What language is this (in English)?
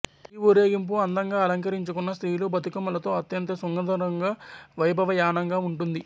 Telugu